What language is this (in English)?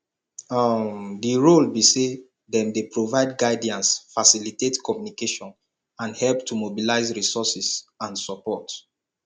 Nigerian Pidgin